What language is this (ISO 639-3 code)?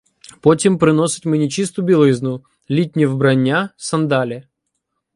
ukr